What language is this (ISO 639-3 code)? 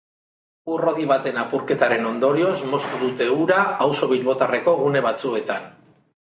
eus